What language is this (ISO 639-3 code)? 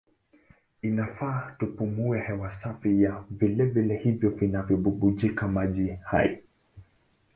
swa